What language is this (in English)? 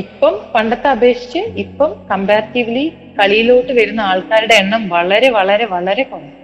Malayalam